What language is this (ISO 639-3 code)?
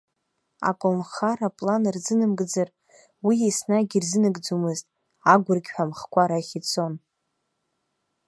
abk